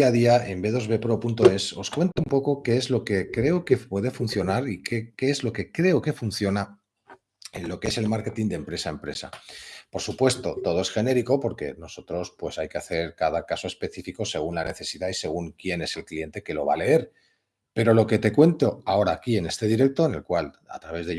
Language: Spanish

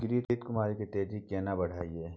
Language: Maithili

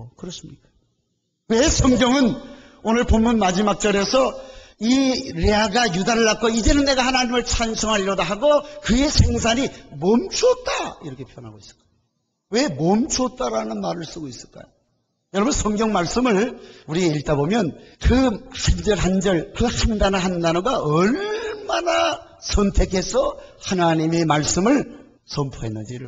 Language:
Korean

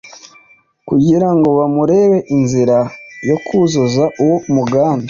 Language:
Kinyarwanda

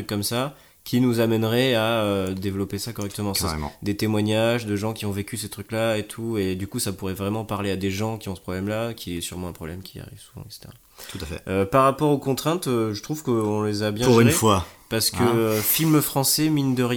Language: French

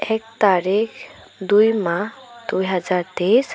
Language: Assamese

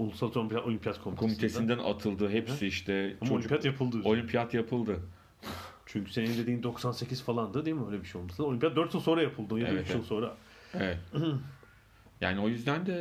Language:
Turkish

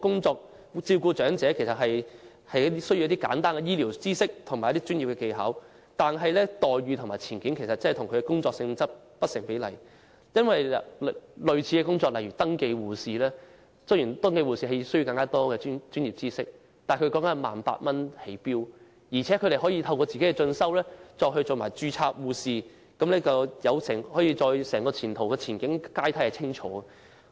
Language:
Cantonese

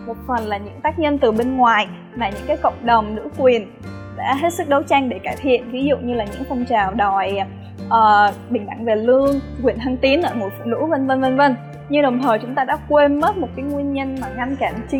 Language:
Vietnamese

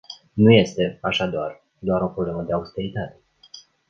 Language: Romanian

